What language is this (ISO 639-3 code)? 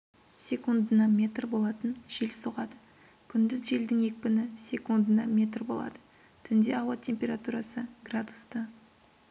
kaz